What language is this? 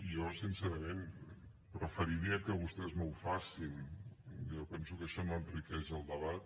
Catalan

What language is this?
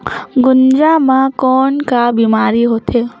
Chhattisgarhi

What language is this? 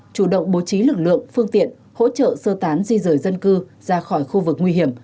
Vietnamese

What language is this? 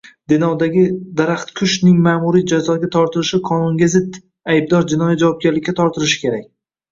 Uzbek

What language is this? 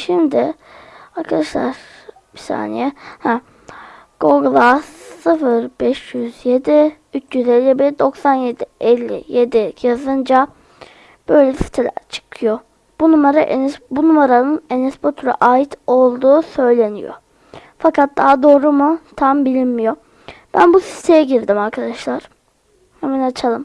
Turkish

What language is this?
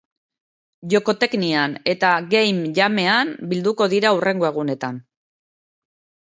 Basque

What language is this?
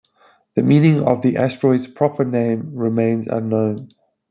English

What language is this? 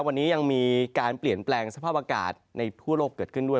Thai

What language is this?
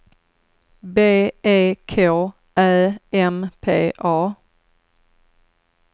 Swedish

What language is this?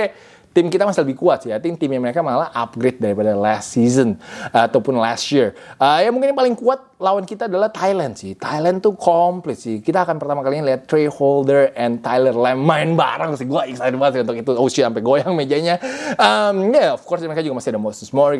Indonesian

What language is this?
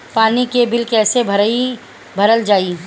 Bhojpuri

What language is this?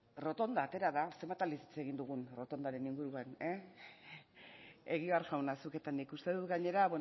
Basque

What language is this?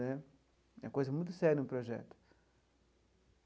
Portuguese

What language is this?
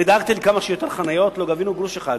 Hebrew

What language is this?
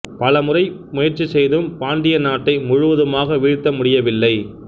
Tamil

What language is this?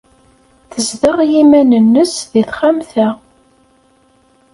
Kabyle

